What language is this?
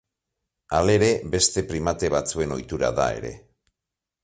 Basque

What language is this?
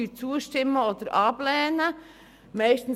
Swiss German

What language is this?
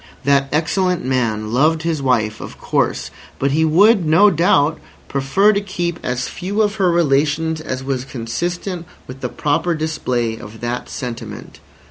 English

